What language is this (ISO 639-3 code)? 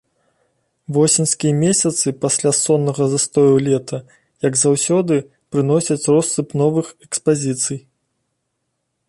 bel